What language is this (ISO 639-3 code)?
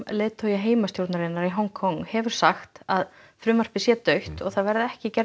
isl